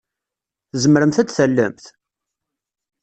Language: Kabyle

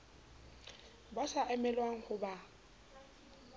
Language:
Southern Sotho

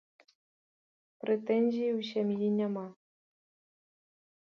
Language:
Belarusian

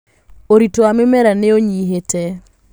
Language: Kikuyu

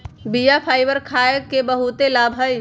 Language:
Magahi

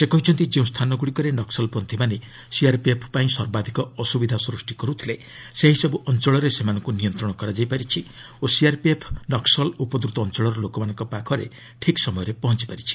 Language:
Odia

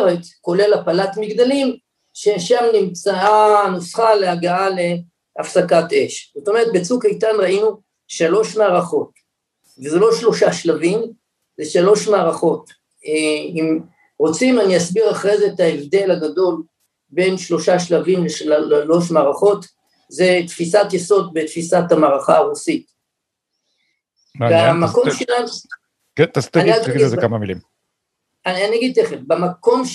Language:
Hebrew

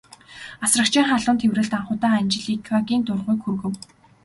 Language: Mongolian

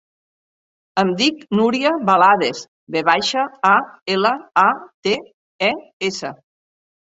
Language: Catalan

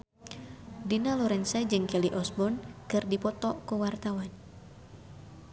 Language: Sundanese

